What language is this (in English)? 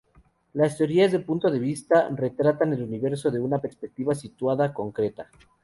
Spanish